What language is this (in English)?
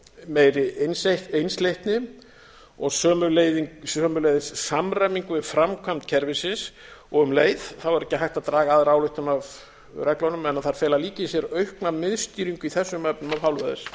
Icelandic